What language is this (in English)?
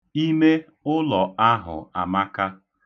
Igbo